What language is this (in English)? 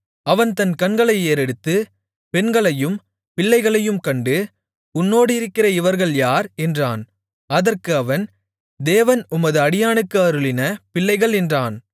Tamil